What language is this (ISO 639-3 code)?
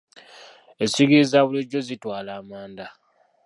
lug